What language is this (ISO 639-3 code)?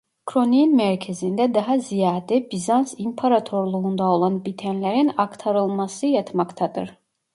tur